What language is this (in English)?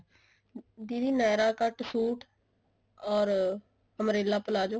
Punjabi